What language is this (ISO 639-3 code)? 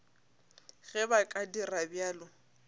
nso